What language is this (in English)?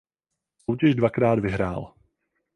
Czech